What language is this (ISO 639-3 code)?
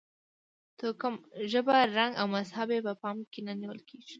pus